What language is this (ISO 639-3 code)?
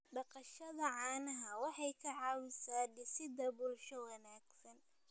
som